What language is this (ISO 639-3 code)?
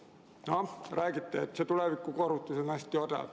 est